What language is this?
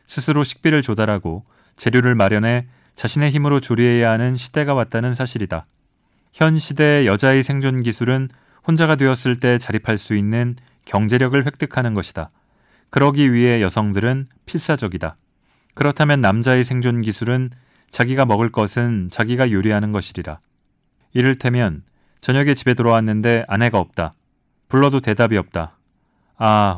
Korean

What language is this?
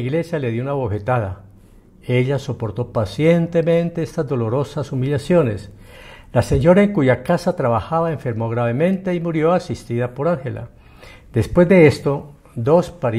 Spanish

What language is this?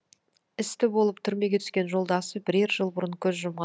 Kazakh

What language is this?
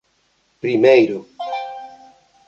Galician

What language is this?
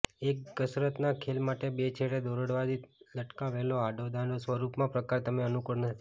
Gujarati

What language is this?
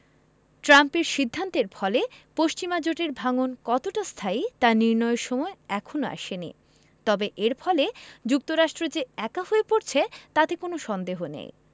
Bangla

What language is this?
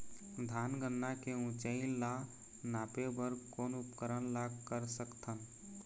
Chhattisgarhi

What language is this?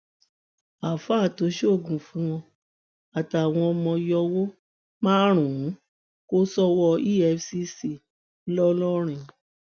Yoruba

